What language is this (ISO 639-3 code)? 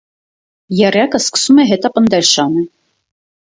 hye